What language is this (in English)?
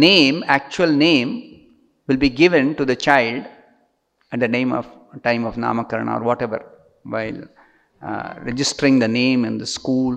English